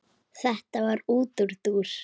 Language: Icelandic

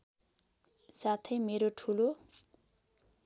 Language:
Nepali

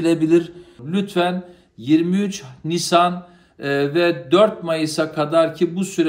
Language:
Turkish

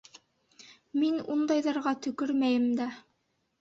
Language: Bashkir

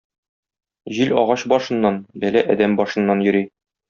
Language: Tatar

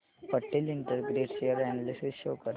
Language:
Marathi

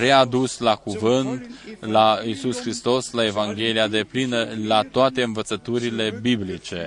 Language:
Romanian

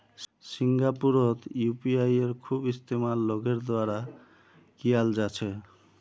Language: Magahi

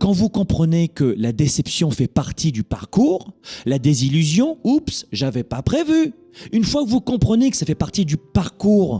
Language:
French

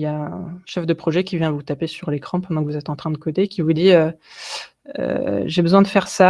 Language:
French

